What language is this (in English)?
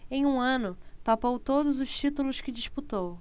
Portuguese